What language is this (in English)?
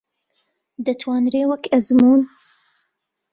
Central Kurdish